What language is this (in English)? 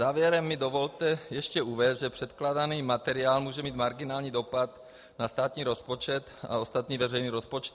Czech